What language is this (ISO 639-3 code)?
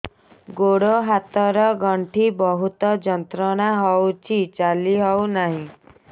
ori